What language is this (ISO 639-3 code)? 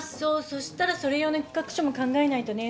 jpn